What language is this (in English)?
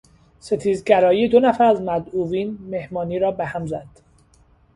Persian